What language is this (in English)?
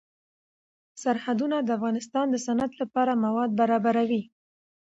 Pashto